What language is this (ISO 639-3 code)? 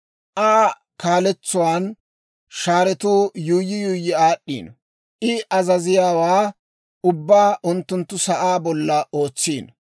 dwr